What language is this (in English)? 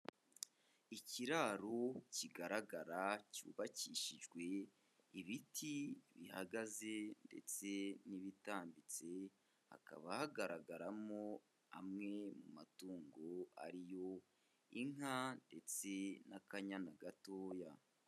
Kinyarwanda